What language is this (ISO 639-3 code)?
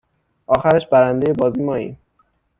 fas